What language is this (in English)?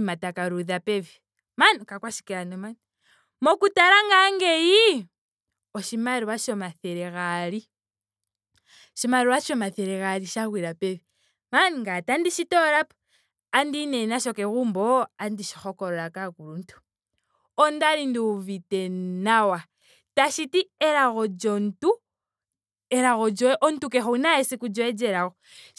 Ndonga